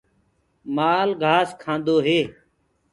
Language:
Gurgula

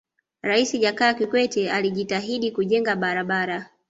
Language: Swahili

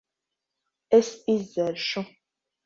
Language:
Latvian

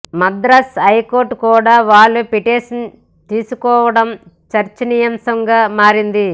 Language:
Telugu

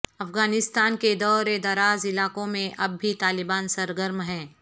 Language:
Urdu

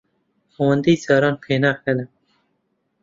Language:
Central Kurdish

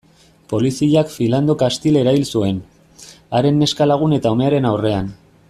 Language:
Basque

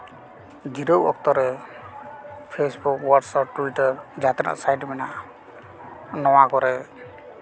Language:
Santali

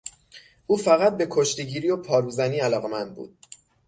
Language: Persian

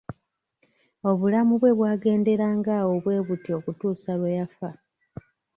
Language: Ganda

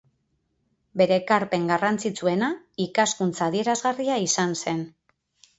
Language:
Basque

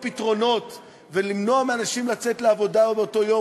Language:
Hebrew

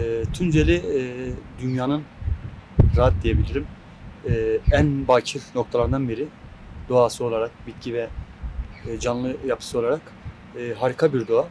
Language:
Turkish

